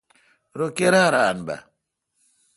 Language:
Kalkoti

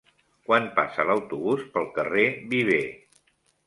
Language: Catalan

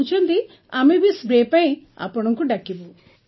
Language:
Odia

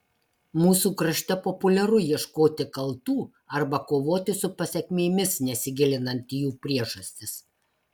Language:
Lithuanian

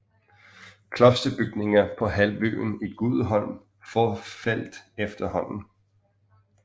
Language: Danish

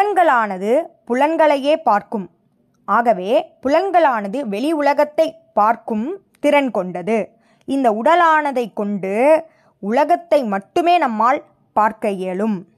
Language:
Tamil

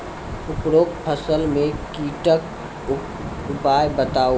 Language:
Maithili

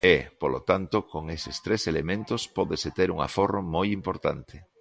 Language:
Galician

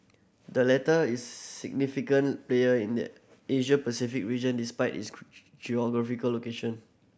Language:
English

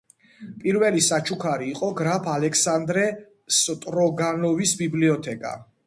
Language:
Georgian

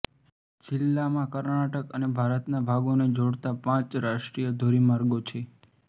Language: Gujarati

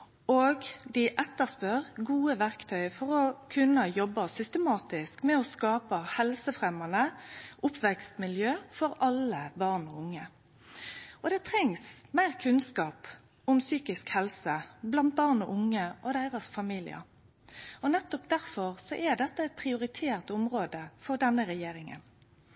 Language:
Norwegian Nynorsk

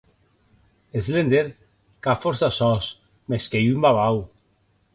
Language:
Occitan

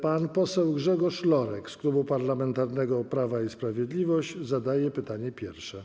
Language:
Polish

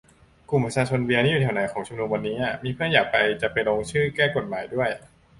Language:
Thai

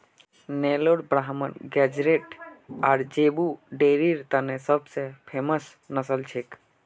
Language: Magahi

